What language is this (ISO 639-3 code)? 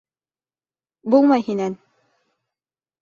bak